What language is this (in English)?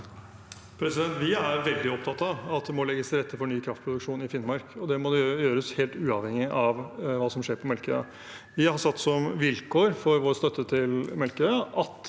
Norwegian